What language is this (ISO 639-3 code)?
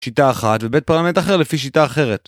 heb